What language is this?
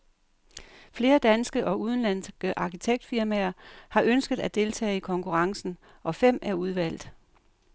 Danish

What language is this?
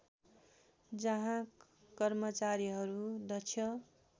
Nepali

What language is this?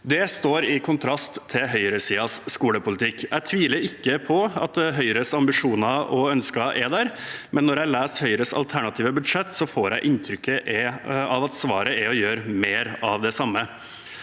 Norwegian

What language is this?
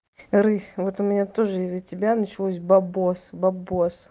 Russian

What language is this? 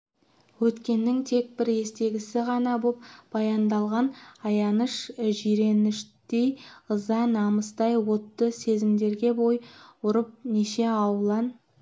Kazakh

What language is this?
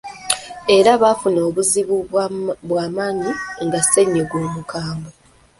Ganda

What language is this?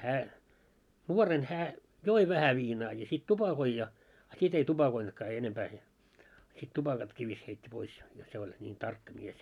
Finnish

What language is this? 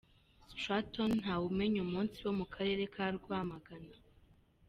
Kinyarwanda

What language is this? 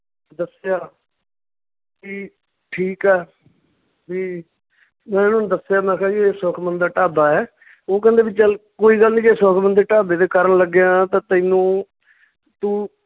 Punjabi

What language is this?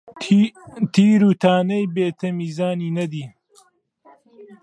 Central Kurdish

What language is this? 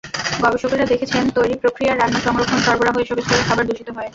Bangla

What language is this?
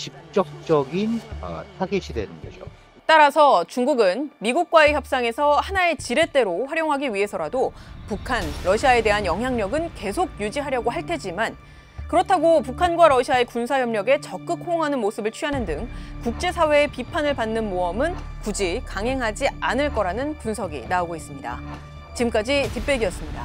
Korean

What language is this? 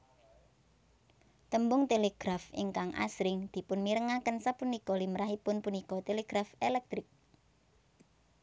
Javanese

